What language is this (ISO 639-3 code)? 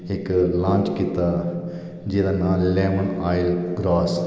doi